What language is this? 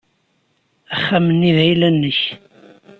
Kabyle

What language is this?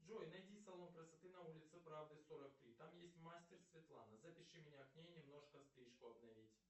Russian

